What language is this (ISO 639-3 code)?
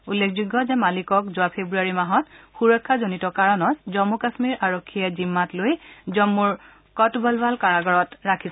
asm